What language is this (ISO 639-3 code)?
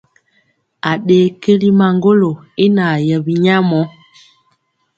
mcx